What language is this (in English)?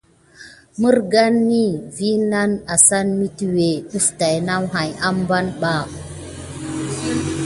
Gidar